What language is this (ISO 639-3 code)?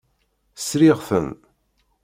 kab